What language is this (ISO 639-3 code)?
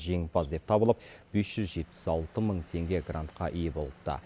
kaz